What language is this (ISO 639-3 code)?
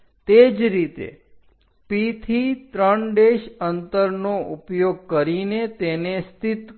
guj